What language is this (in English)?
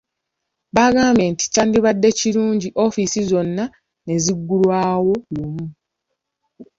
Ganda